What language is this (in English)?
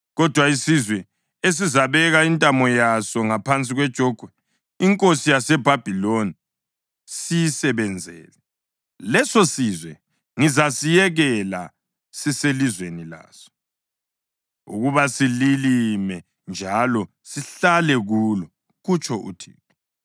North Ndebele